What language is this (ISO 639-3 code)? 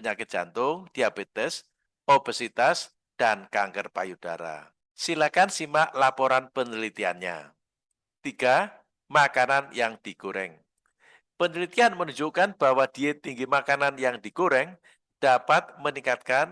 ind